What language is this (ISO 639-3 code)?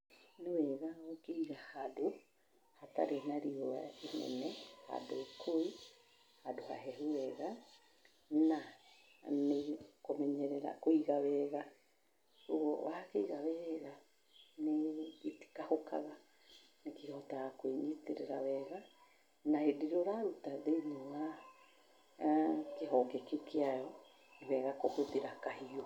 kik